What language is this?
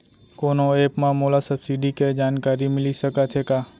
Chhattisgarhi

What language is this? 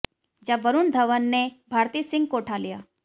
Hindi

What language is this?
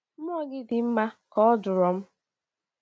Igbo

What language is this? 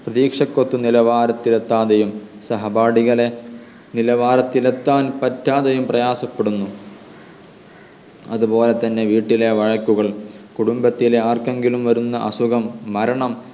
Malayalam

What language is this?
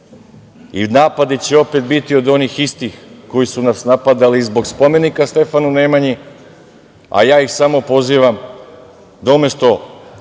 Serbian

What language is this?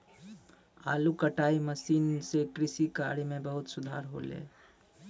Maithili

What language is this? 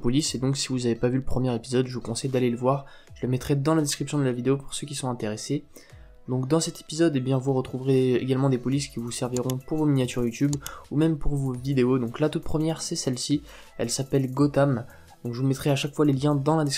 French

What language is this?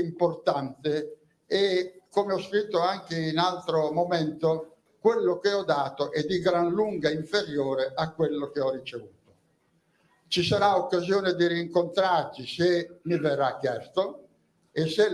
Italian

